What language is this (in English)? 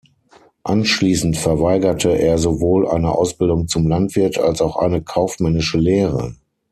German